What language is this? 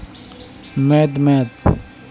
Santali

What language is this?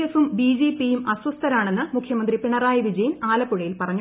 Malayalam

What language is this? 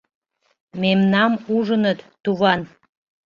Mari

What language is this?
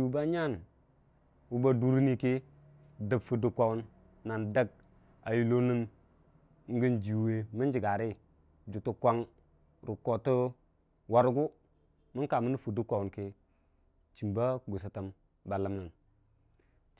Dijim-Bwilim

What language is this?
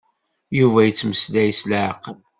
Kabyle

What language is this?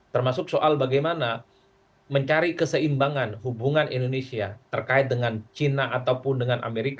Indonesian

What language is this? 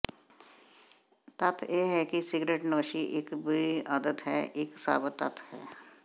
Punjabi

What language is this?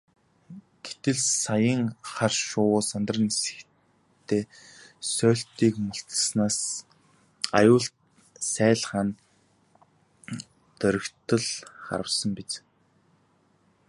Mongolian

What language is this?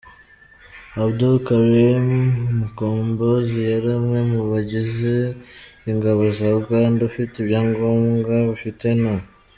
Kinyarwanda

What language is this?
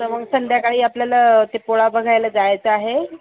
Marathi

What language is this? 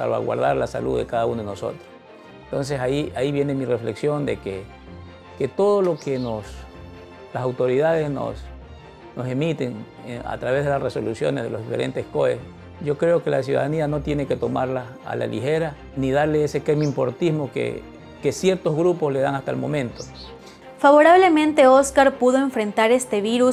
Spanish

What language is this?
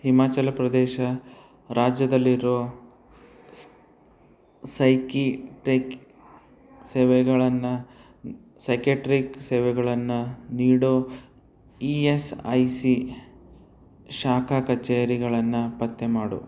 Kannada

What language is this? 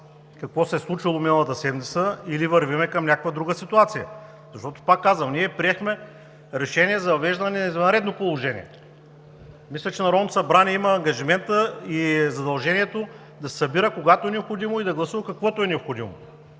Bulgarian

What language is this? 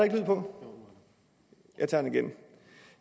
Danish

